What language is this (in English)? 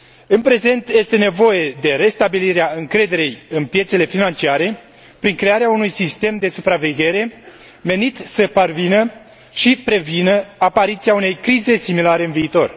Romanian